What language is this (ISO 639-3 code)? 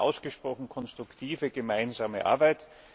deu